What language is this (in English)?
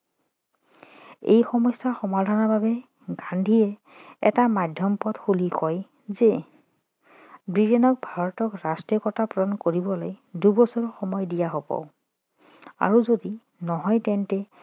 Assamese